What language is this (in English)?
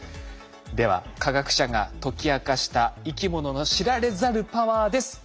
Japanese